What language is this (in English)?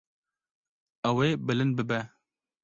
Kurdish